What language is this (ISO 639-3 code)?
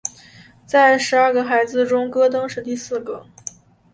zho